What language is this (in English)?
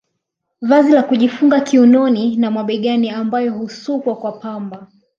Swahili